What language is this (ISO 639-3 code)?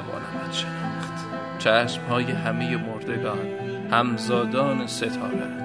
fas